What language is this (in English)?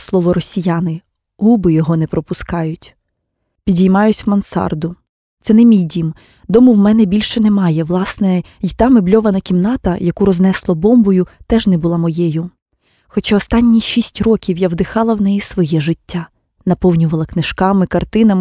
Ukrainian